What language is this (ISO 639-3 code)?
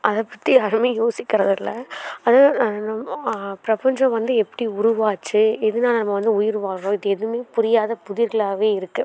tam